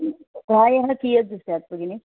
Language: Sanskrit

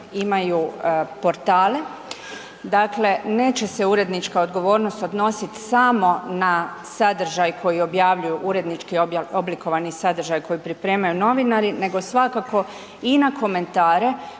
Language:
Croatian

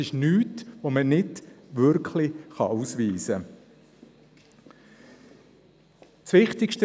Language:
Swiss German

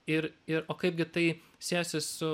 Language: Lithuanian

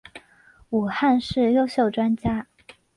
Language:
Chinese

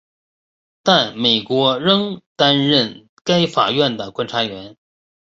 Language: Chinese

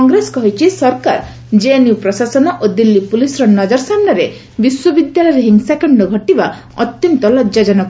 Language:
Odia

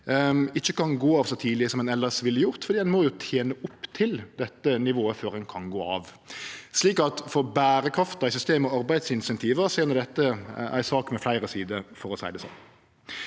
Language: Norwegian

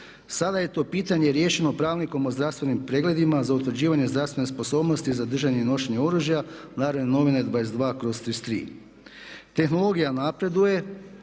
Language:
Croatian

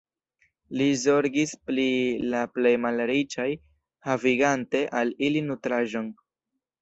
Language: Esperanto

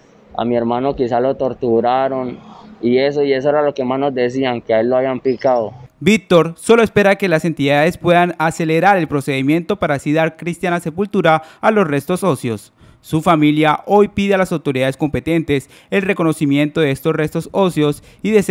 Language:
Spanish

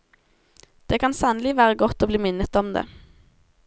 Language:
Norwegian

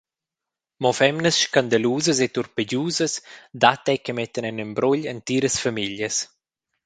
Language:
Romansh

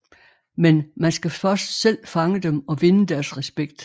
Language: Danish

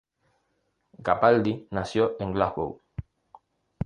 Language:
Spanish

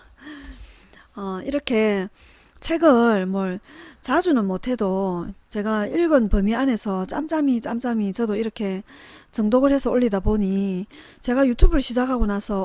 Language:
Korean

